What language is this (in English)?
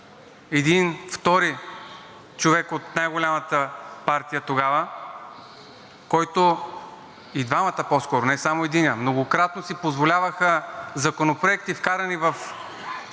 Bulgarian